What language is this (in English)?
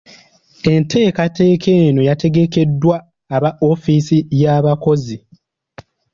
Ganda